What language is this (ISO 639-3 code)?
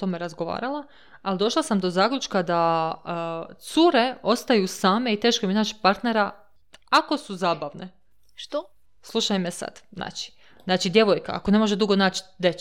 hrv